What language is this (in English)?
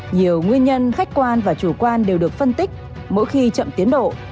Vietnamese